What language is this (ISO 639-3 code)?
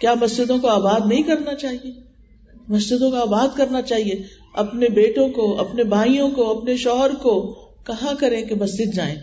urd